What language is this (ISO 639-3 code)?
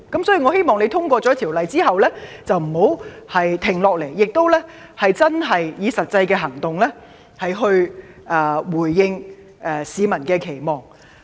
yue